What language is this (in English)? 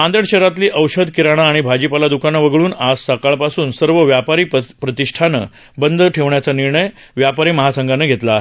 Marathi